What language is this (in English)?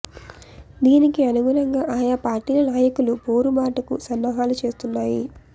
Telugu